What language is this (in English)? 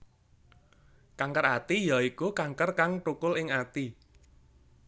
Javanese